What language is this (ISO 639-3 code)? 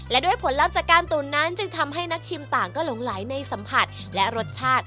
tha